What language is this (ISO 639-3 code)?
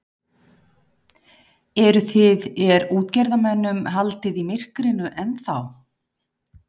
isl